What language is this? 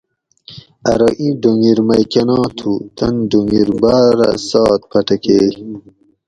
Gawri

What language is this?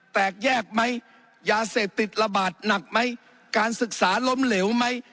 Thai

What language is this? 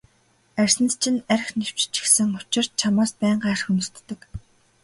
Mongolian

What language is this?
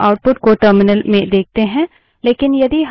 Hindi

